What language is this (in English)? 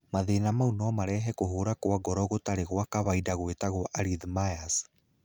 Kikuyu